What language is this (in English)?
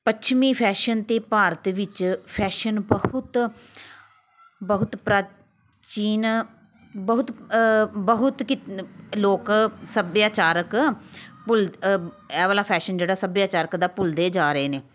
Punjabi